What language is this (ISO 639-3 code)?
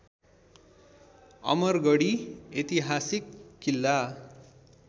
nep